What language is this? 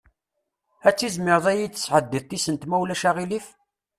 Kabyle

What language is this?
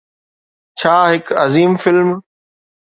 Sindhi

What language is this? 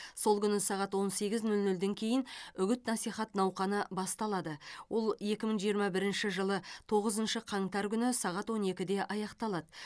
Kazakh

